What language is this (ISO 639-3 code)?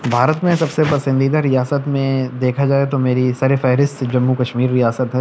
urd